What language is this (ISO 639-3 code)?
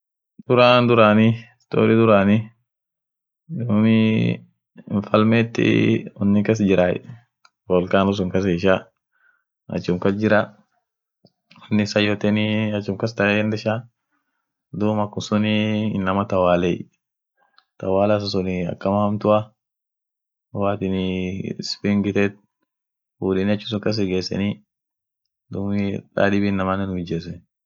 orc